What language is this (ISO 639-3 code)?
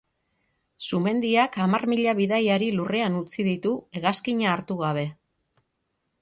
eus